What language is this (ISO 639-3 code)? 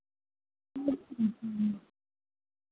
hin